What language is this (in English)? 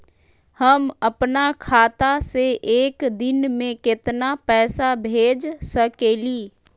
Magahi